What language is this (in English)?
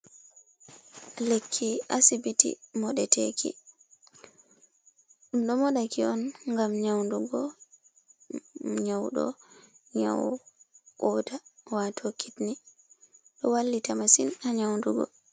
Fula